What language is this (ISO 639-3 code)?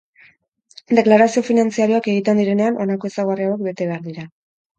eus